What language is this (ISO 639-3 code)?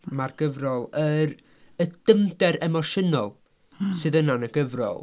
cym